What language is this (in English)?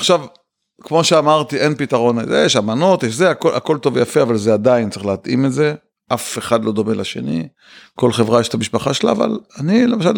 Hebrew